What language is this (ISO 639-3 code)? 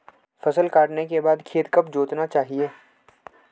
hin